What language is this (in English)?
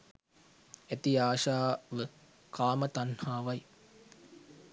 Sinhala